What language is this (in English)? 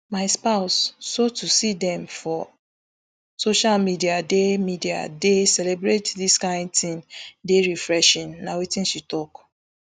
Nigerian Pidgin